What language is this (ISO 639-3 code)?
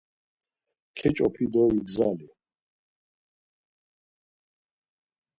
lzz